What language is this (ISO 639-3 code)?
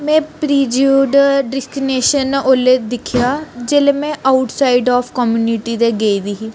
doi